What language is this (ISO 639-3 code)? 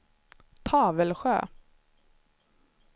swe